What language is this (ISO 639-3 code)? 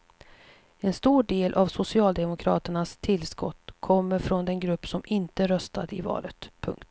swe